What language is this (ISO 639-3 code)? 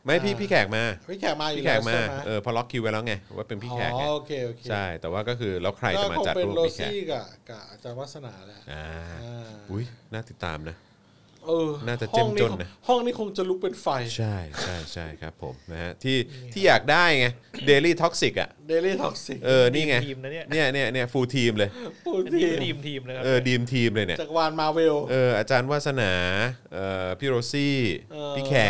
tha